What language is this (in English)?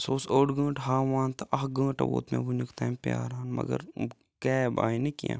Kashmiri